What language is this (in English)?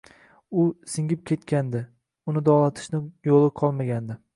Uzbek